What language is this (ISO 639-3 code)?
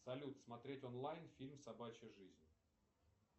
rus